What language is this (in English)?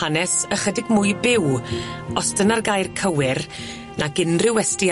Welsh